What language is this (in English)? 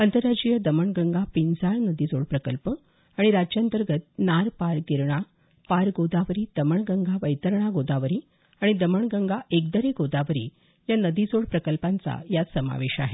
Marathi